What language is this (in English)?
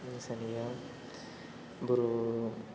Bodo